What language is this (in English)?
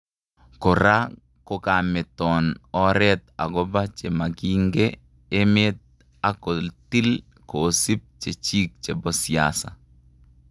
Kalenjin